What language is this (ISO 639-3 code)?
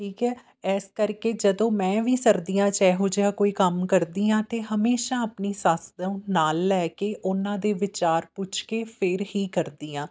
pan